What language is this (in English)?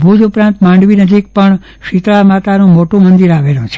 Gujarati